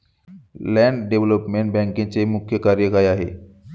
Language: Marathi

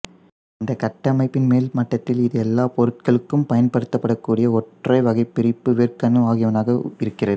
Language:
Tamil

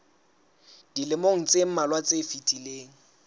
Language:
Southern Sotho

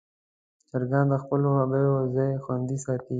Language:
Pashto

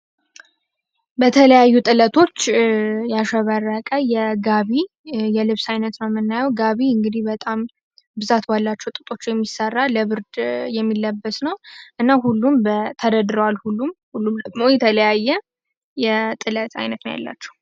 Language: Amharic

